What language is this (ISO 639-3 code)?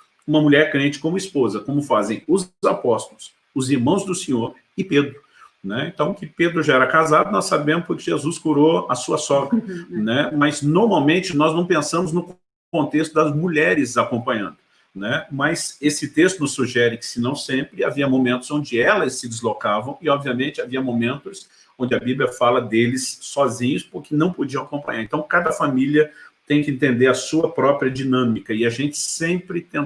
por